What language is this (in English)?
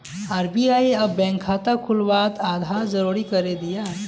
Magahi